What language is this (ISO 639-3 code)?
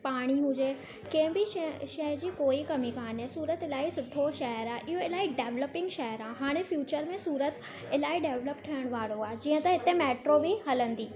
snd